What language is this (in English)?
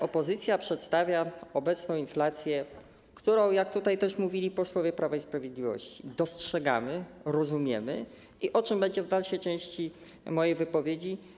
Polish